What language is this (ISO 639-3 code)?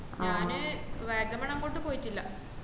mal